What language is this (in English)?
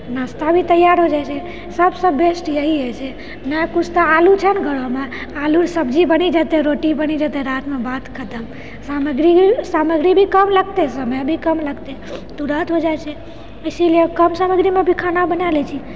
Maithili